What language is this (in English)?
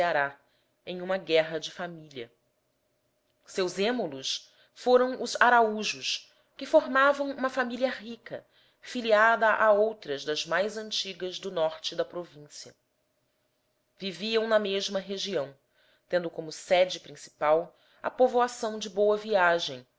Portuguese